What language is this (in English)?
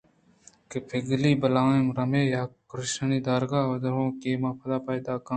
Eastern Balochi